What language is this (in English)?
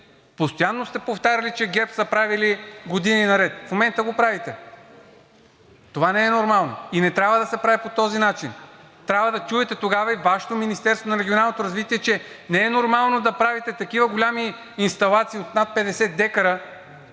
Bulgarian